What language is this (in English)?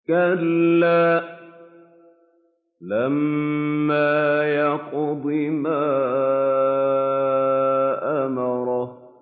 Arabic